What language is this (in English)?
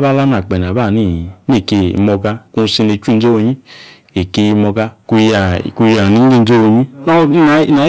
Yace